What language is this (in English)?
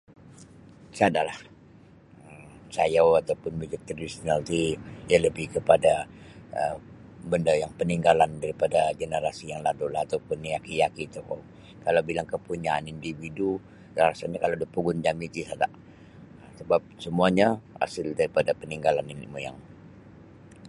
Sabah Bisaya